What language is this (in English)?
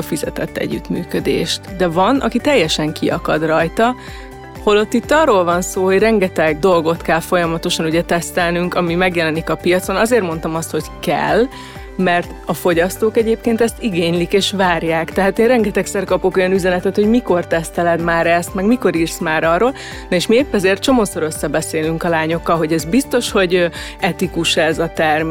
Hungarian